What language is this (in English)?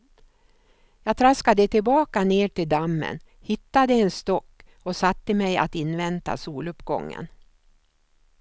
Swedish